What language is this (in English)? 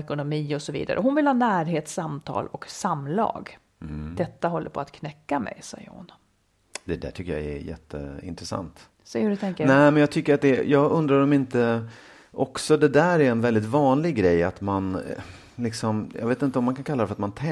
Swedish